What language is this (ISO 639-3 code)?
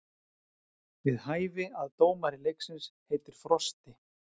isl